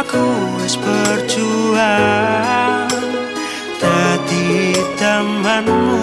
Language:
Javanese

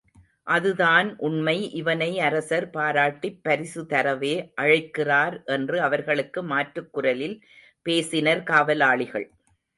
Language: Tamil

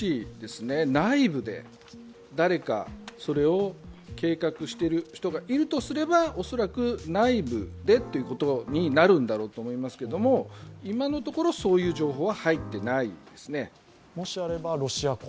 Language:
Japanese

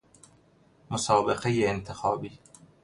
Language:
Persian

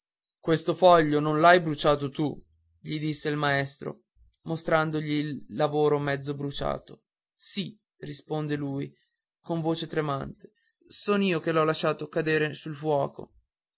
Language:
Italian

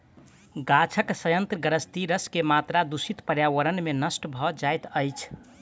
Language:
Maithili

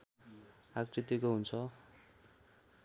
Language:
Nepali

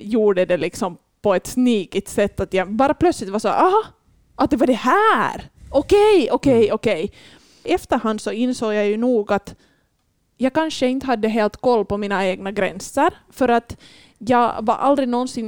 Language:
Swedish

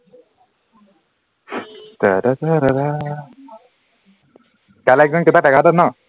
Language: Assamese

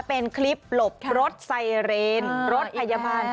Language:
Thai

